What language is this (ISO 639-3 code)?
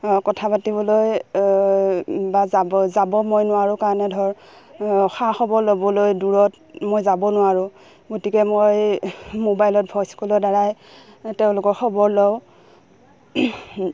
asm